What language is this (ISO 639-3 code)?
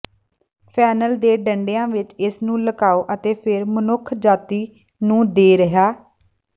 pan